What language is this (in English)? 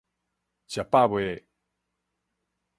Min Nan Chinese